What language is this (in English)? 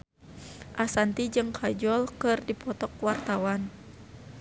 Sundanese